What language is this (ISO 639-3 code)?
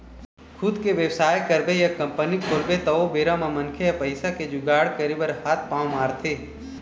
hne